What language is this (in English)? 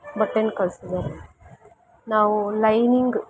Kannada